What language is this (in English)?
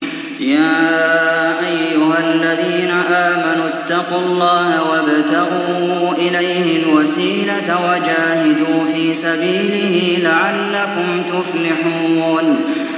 Arabic